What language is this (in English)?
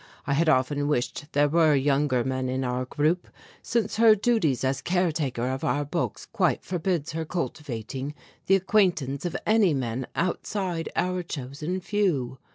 English